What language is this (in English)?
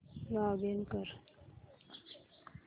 Marathi